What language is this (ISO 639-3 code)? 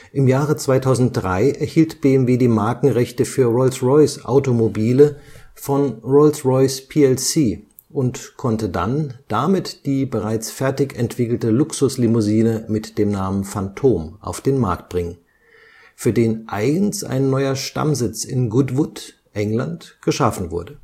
deu